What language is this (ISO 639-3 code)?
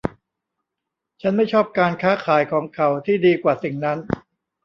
tha